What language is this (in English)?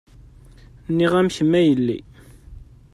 Kabyle